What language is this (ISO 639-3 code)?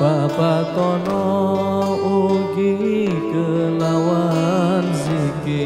ind